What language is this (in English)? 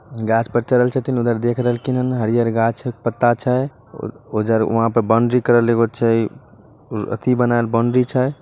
Magahi